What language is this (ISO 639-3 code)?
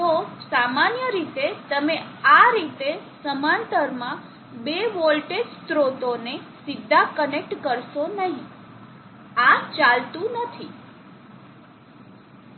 guj